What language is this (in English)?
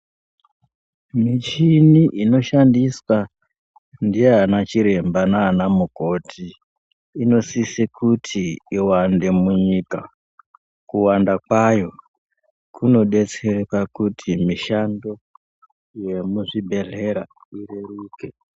Ndau